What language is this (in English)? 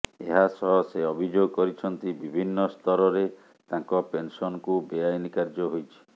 Odia